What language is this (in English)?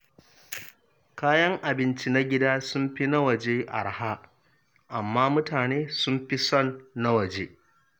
Hausa